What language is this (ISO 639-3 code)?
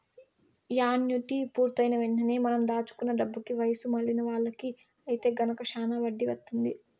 tel